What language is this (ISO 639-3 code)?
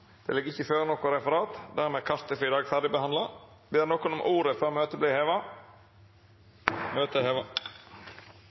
nno